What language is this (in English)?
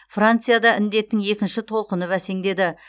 Kazakh